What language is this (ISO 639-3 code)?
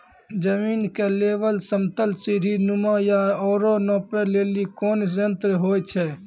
mai